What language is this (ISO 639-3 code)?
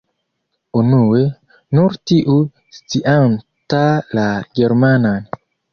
epo